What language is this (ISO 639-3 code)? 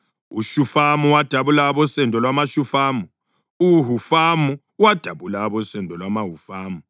nde